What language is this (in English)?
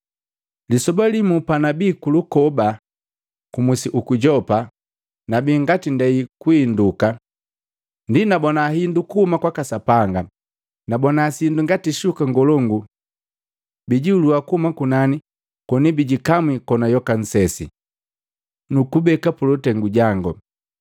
Matengo